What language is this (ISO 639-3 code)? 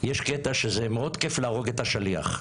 heb